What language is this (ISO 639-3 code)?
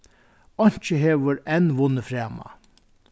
fao